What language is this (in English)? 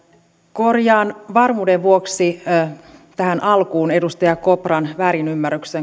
Finnish